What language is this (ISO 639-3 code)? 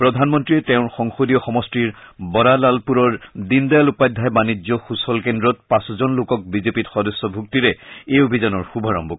asm